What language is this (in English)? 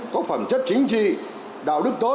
Vietnamese